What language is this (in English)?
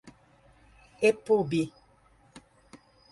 Portuguese